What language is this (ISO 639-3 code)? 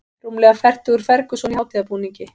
isl